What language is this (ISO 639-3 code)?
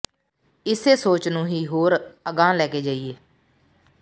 pan